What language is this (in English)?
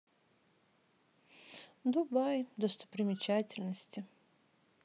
Russian